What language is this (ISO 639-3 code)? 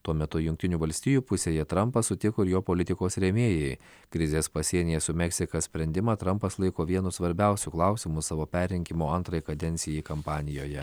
lit